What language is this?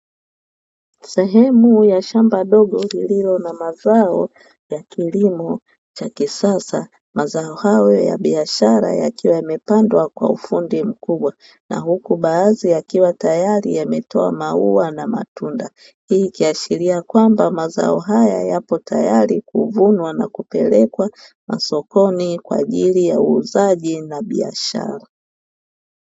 Swahili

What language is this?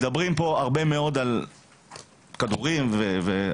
Hebrew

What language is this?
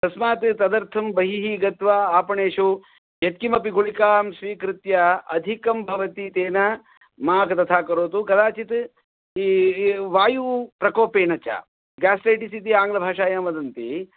Sanskrit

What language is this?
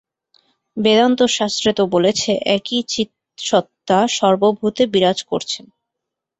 Bangla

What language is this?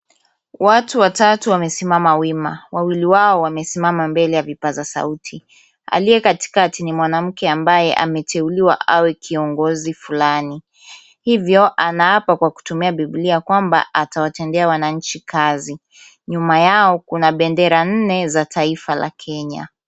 Swahili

